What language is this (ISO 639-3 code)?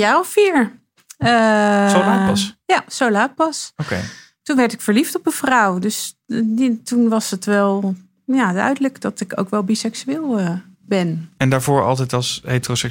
nld